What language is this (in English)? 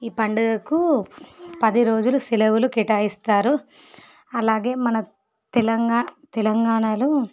Telugu